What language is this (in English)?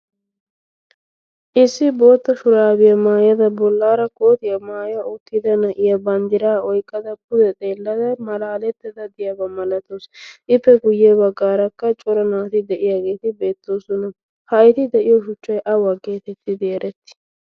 Wolaytta